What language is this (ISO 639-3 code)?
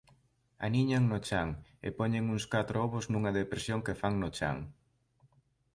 glg